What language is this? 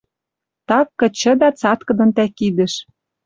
Western Mari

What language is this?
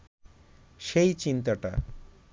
Bangla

